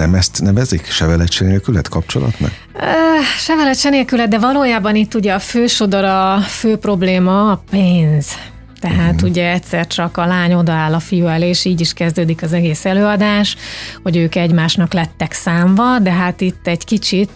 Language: Hungarian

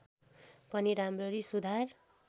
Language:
Nepali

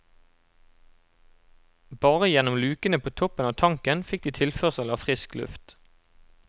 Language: Norwegian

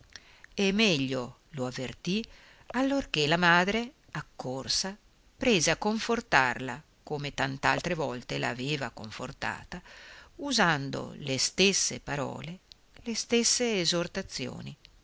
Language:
Italian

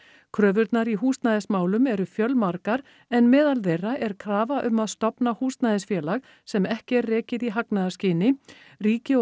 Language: Icelandic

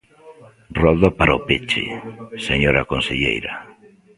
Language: Galician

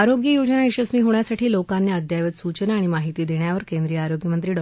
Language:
Marathi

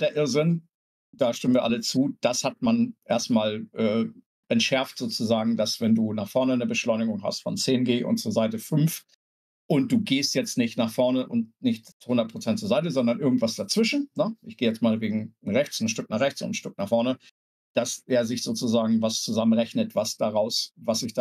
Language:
German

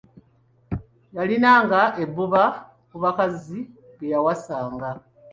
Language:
Ganda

